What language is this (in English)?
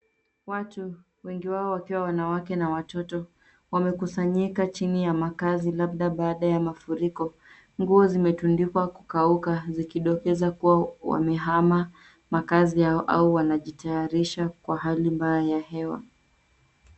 Swahili